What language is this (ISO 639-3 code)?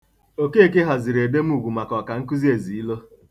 ibo